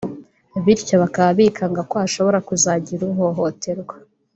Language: Kinyarwanda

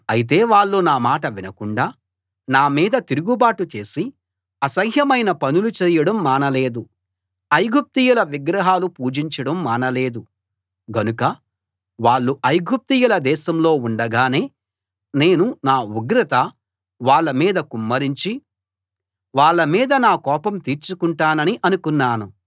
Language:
Telugu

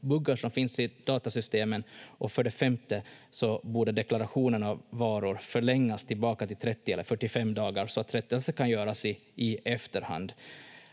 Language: Finnish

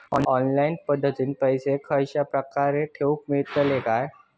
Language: Marathi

